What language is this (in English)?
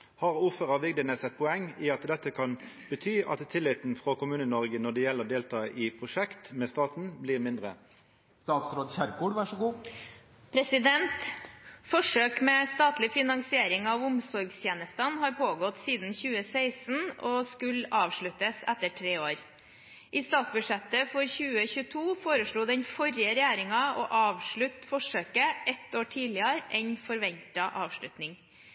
Norwegian